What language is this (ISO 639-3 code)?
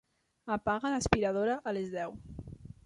cat